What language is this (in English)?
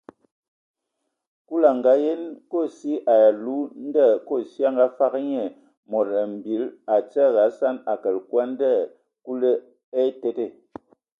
Ewondo